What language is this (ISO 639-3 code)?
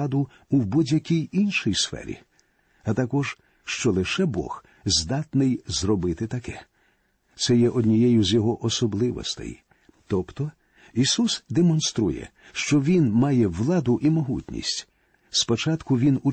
ukr